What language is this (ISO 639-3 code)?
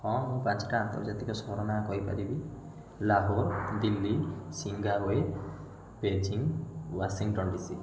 ori